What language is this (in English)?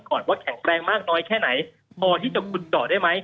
Thai